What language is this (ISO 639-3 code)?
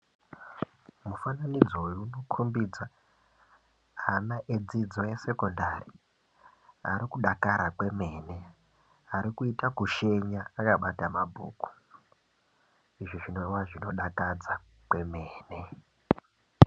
ndc